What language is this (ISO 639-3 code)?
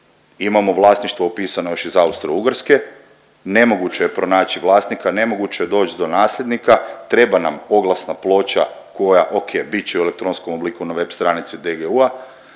hrv